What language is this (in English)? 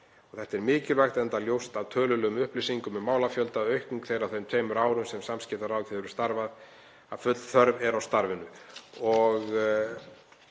Icelandic